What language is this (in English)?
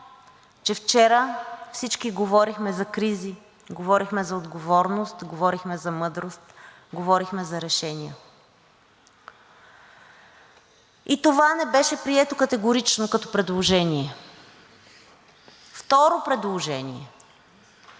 Bulgarian